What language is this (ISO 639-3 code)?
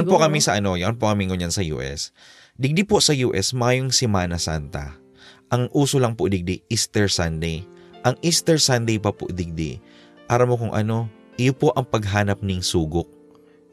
fil